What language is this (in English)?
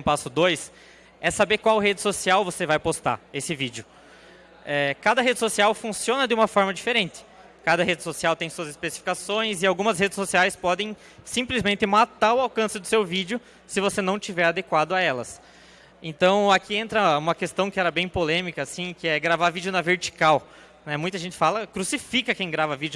Portuguese